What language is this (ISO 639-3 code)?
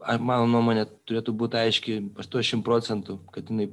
lit